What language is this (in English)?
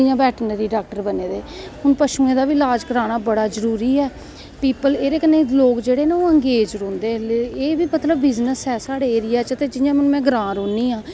Dogri